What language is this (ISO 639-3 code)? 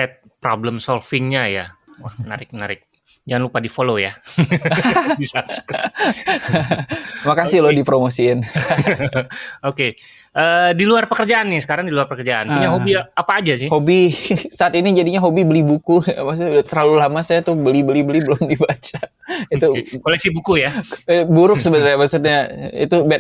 ind